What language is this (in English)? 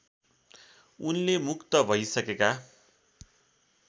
Nepali